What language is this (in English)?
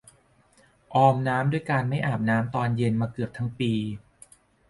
Thai